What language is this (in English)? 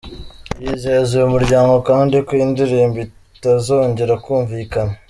Kinyarwanda